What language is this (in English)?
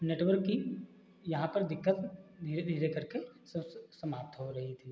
Hindi